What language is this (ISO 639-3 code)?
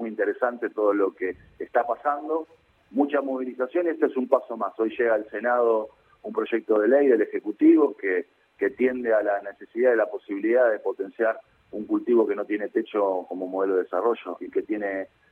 spa